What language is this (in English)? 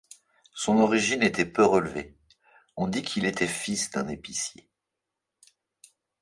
French